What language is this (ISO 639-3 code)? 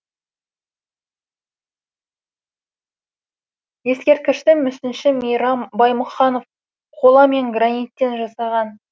kaz